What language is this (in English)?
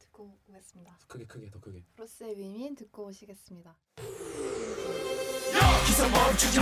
Korean